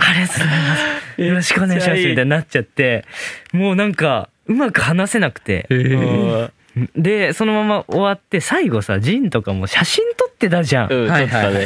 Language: Japanese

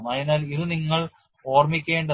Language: Malayalam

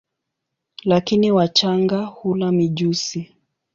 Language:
Swahili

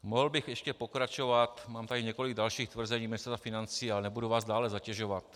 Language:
Czech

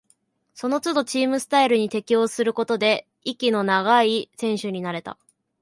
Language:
Japanese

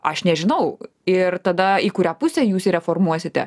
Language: Lithuanian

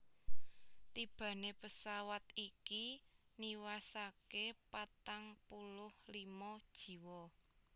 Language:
Javanese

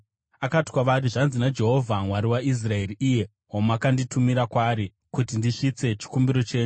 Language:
Shona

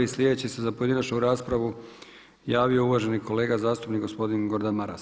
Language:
Croatian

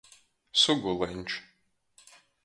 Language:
Latgalian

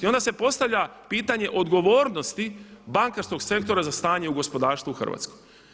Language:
Croatian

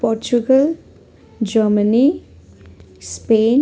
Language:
Nepali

